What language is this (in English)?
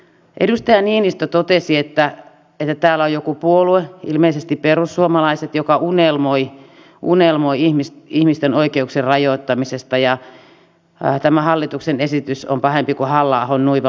Finnish